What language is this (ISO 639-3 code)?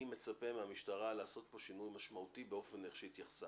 heb